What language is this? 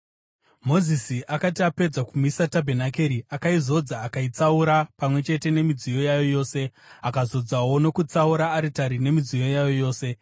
Shona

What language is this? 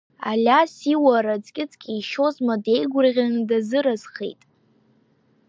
Abkhazian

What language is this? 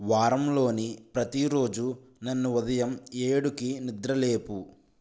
Telugu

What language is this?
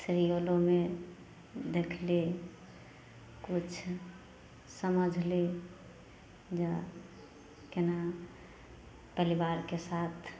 Maithili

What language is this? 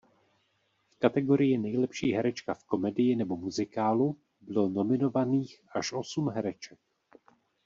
Czech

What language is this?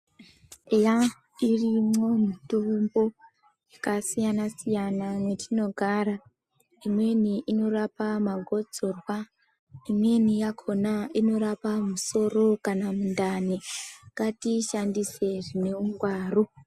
Ndau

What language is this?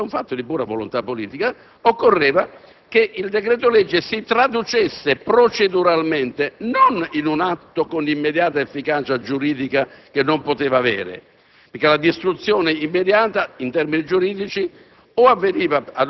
Italian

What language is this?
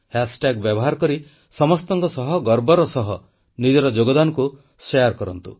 Odia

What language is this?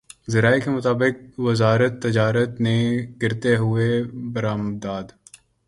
Urdu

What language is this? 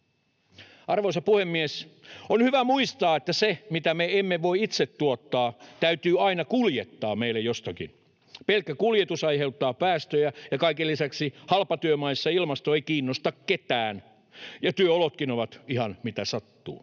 Finnish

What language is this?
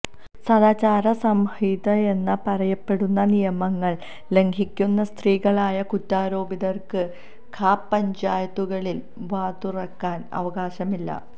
Malayalam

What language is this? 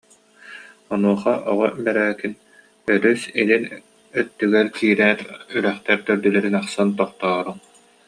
Yakut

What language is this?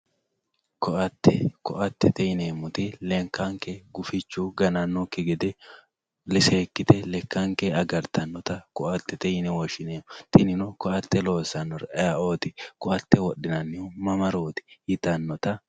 Sidamo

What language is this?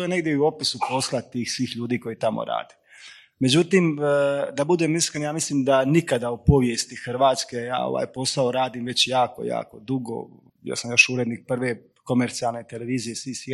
Croatian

